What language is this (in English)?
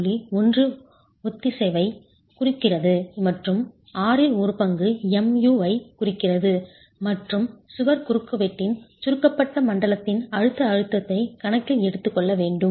Tamil